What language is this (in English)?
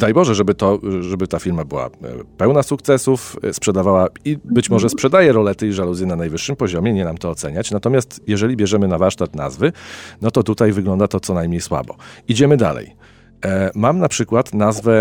Polish